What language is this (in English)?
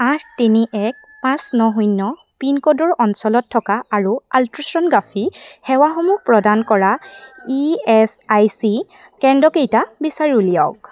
Assamese